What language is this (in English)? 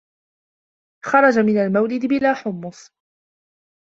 Arabic